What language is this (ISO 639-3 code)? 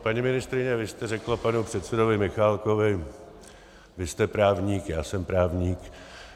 ces